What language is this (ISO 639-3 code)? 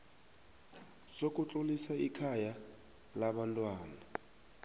nbl